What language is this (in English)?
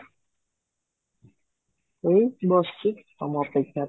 Odia